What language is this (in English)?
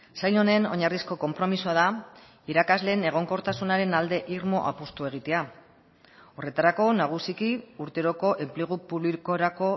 Basque